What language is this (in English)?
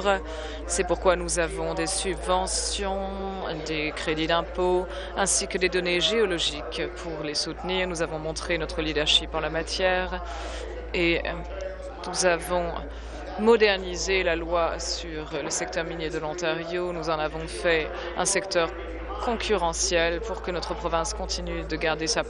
French